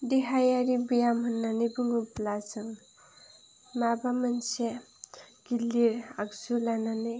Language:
Bodo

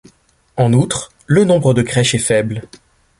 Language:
French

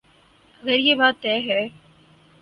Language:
Urdu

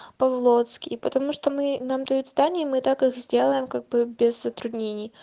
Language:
Russian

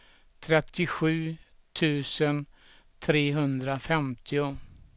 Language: Swedish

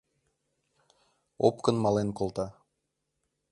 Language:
Mari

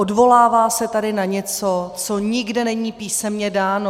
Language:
Czech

